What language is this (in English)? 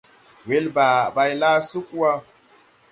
Tupuri